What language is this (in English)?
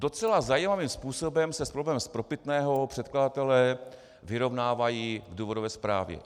Czech